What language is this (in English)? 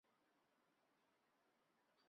Chinese